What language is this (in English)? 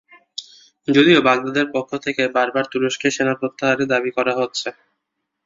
Bangla